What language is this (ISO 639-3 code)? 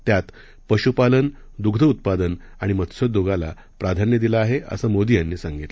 mar